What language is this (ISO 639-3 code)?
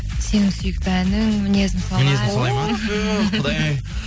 kaz